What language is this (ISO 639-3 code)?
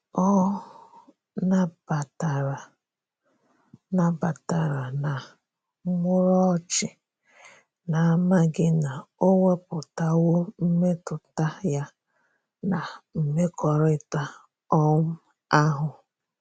ibo